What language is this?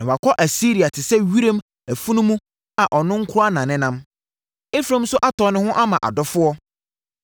Akan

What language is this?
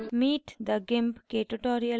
Hindi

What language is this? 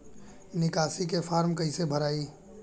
Bhojpuri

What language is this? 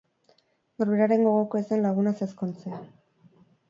Basque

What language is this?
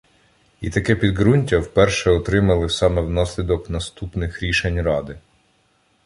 Ukrainian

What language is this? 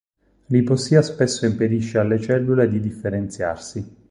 Italian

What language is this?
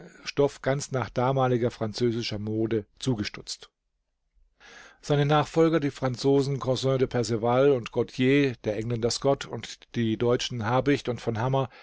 German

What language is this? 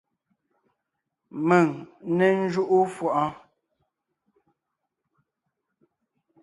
Ngiemboon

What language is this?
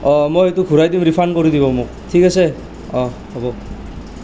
Assamese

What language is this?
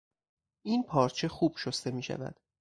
Persian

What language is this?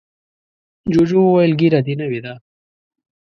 Pashto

